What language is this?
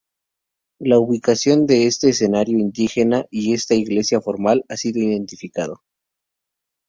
Spanish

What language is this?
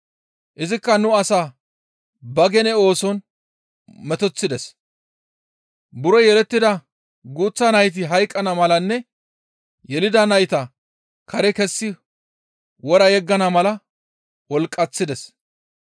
Gamo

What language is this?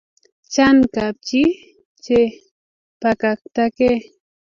Kalenjin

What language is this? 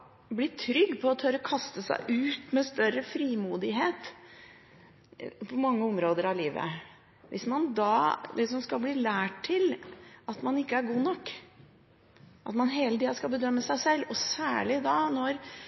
Norwegian Bokmål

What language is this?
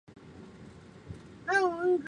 Chinese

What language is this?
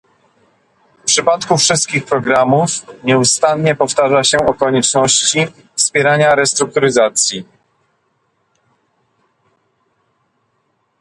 Polish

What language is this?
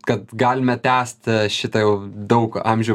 Lithuanian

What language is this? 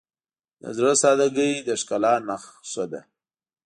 Pashto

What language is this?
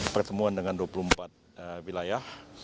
Indonesian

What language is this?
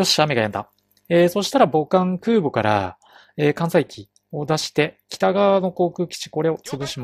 Japanese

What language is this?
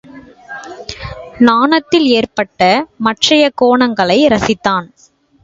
Tamil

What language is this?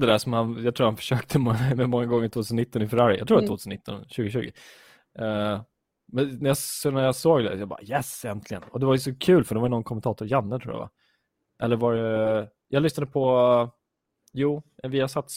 Swedish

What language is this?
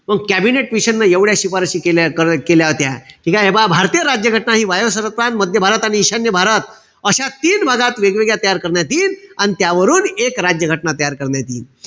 Marathi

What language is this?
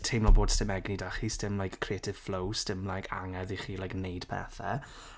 Welsh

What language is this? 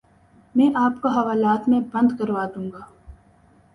Urdu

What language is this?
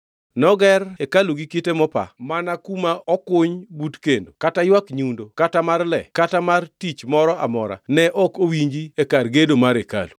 Luo (Kenya and Tanzania)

